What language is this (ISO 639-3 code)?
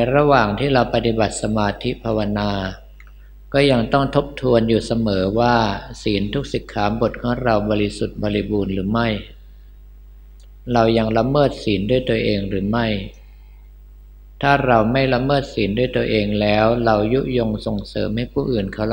tha